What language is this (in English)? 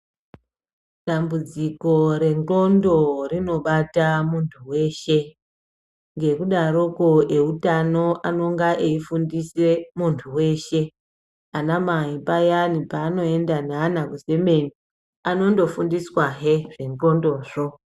Ndau